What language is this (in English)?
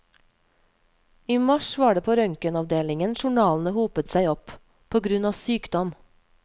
Norwegian